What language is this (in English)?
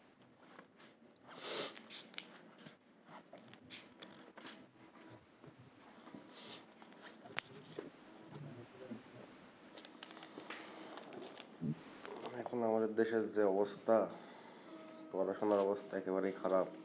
Bangla